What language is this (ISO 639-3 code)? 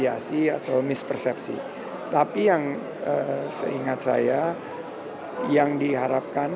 ind